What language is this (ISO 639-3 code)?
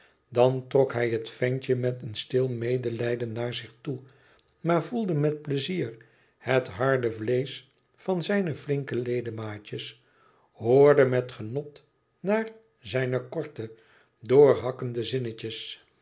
nld